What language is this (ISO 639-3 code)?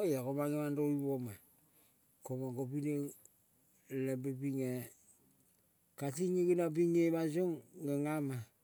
kol